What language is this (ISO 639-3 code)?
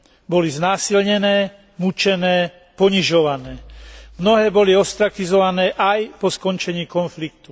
slk